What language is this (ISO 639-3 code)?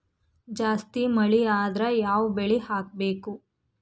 kan